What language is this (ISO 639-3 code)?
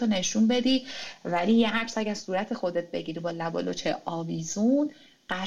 fas